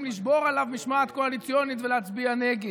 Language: Hebrew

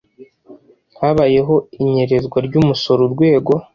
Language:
Kinyarwanda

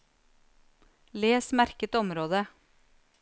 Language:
Norwegian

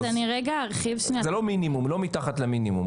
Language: Hebrew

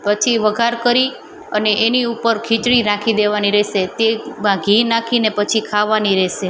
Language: Gujarati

